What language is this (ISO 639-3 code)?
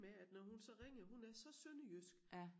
dan